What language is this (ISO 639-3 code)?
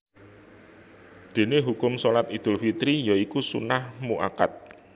jav